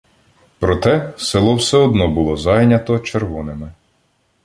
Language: Ukrainian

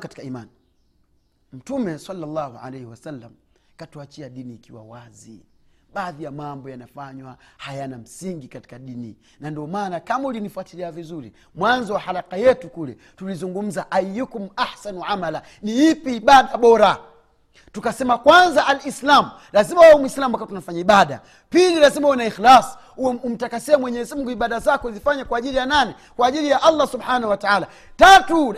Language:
Swahili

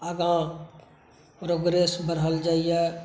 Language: Maithili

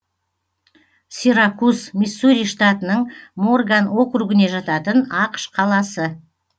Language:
Kazakh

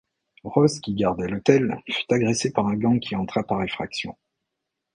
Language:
French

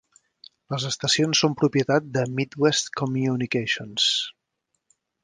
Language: Catalan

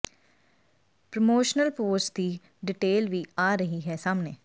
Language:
Punjabi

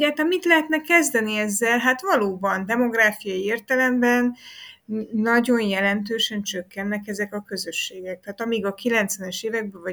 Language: Hungarian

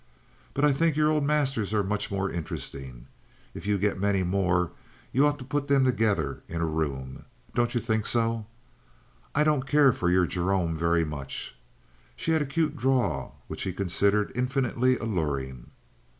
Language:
English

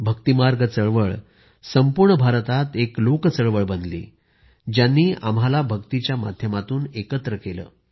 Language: Marathi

